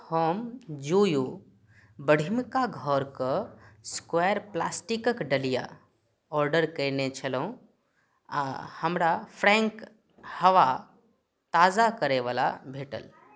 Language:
Maithili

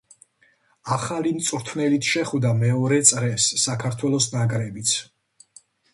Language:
Georgian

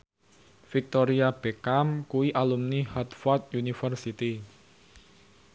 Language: Javanese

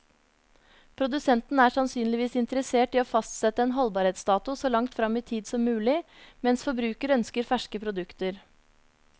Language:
Norwegian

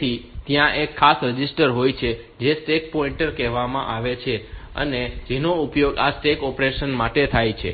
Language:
Gujarati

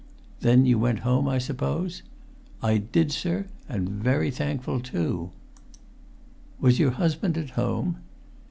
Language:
English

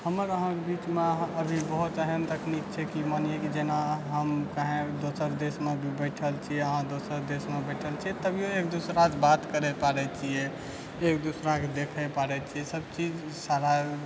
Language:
Maithili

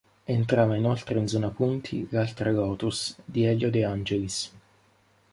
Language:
Italian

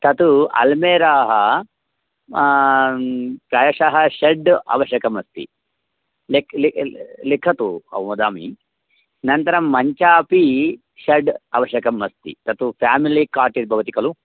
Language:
Sanskrit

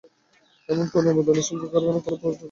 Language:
Bangla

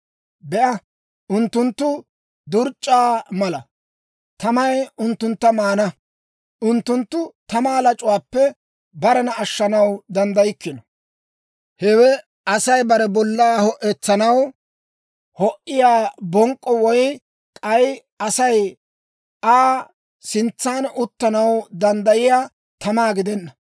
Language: Dawro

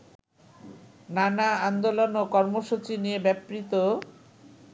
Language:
Bangla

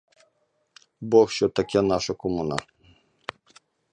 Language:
Ukrainian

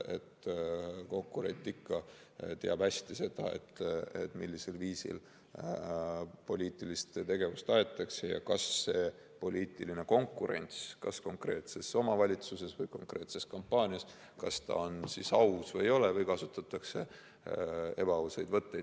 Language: Estonian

